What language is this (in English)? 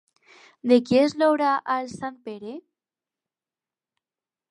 Catalan